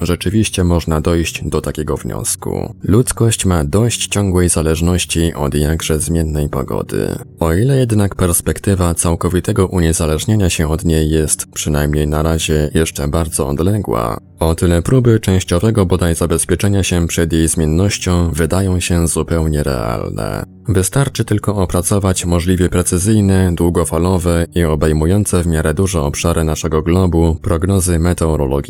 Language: Polish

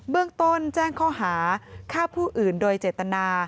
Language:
Thai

